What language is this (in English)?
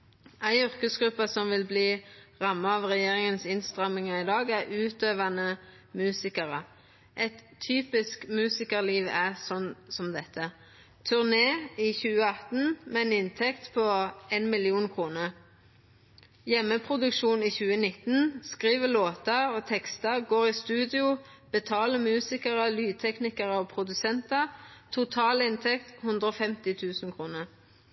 Norwegian Nynorsk